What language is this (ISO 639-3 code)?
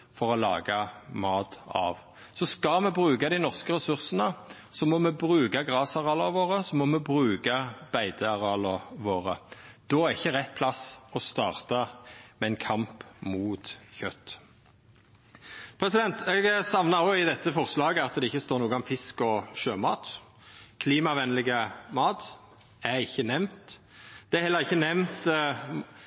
nno